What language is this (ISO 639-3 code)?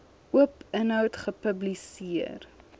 afr